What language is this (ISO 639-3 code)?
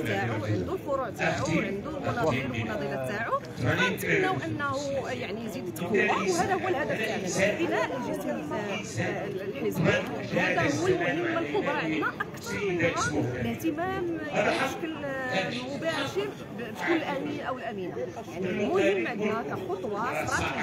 ara